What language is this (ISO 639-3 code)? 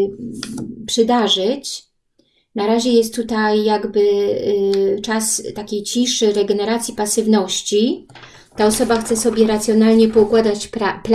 pol